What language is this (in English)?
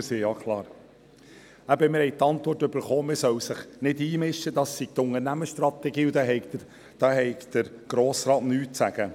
Swiss German